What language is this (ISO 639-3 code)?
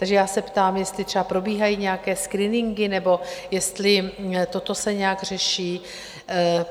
ces